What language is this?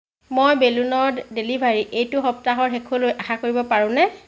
Assamese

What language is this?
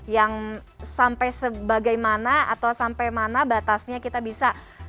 Indonesian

